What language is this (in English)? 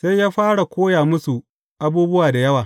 Hausa